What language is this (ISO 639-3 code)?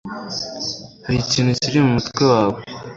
kin